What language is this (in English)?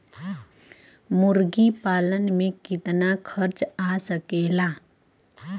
Bhojpuri